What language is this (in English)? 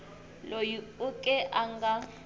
Tsonga